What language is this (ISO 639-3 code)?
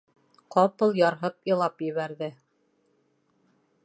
bak